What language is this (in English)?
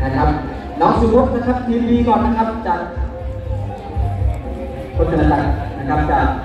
Thai